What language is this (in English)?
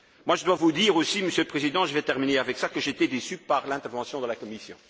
French